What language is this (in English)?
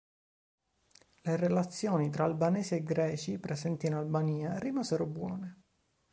Italian